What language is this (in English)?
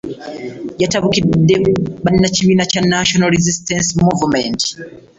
Ganda